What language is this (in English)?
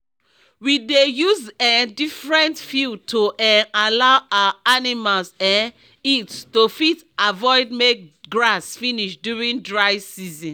Nigerian Pidgin